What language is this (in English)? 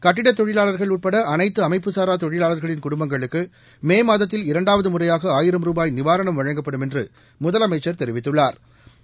Tamil